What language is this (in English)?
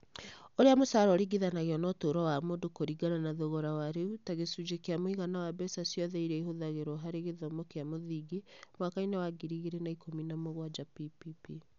Kikuyu